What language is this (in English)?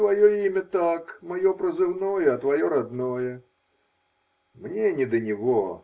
Russian